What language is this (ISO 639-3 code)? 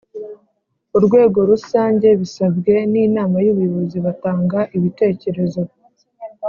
kin